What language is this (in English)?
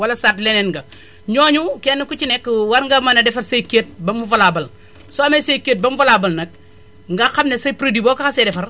Wolof